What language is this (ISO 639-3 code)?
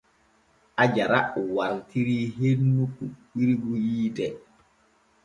fue